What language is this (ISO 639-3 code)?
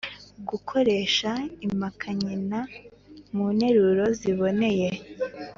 kin